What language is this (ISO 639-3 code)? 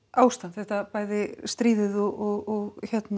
isl